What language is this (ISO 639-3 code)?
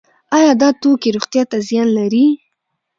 pus